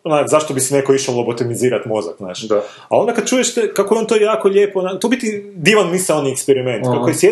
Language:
Croatian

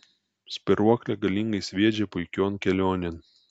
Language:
Lithuanian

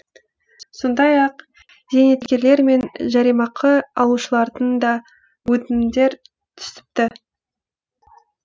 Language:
Kazakh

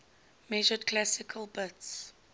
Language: English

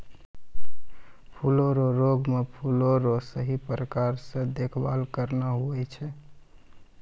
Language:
Maithili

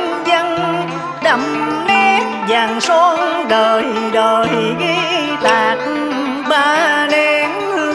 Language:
Vietnamese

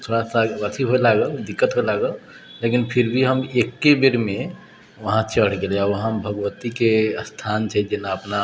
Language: Maithili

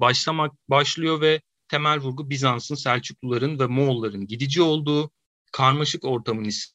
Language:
Turkish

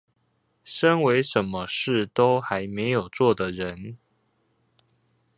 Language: Chinese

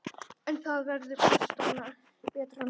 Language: Icelandic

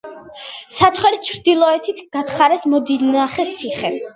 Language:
Georgian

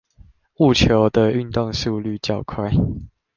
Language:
Chinese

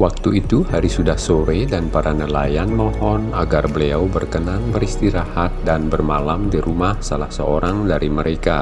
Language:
Indonesian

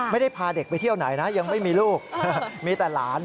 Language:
Thai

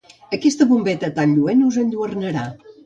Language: Catalan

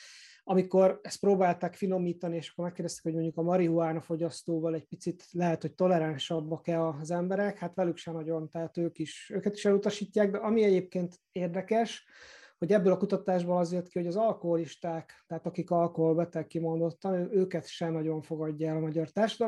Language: Hungarian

